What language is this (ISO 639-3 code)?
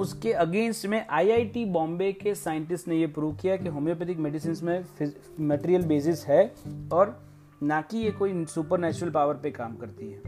hin